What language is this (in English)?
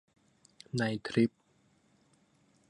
Thai